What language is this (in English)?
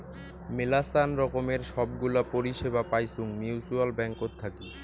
Bangla